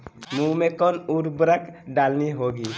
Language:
Magahi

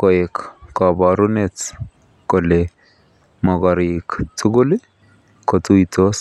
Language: Kalenjin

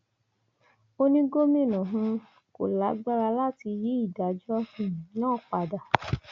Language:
Yoruba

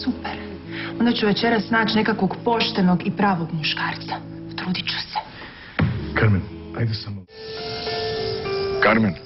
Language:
Latvian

